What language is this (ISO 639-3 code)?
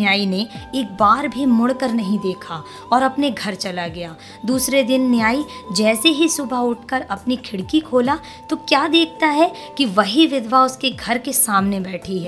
hin